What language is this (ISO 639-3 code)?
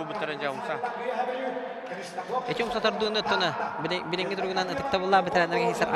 tur